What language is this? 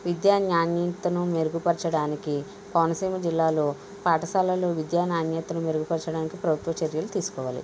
Telugu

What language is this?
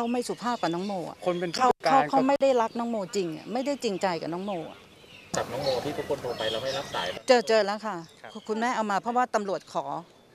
Thai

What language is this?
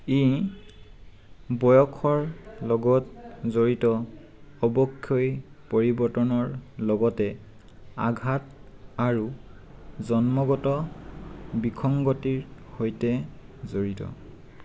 Assamese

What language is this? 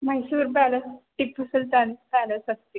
Sanskrit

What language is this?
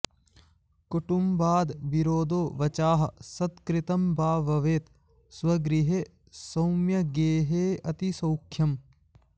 Sanskrit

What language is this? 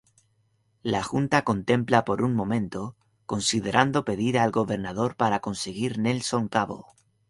Spanish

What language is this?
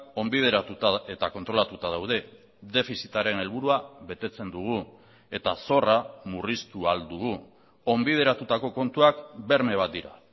Basque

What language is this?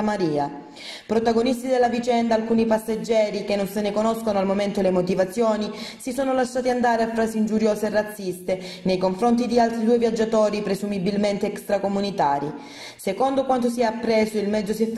Italian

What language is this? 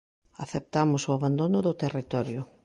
Galician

